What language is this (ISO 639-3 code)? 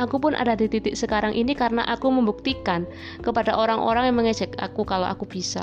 ind